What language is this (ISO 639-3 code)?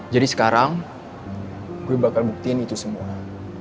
ind